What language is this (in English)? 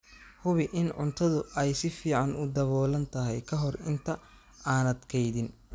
Somali